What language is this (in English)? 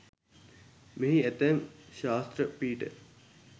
Sinhala